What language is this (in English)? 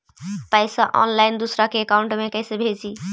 Magahi